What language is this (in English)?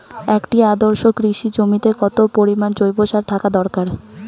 Bangla